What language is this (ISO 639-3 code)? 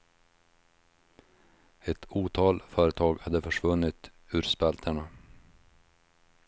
swe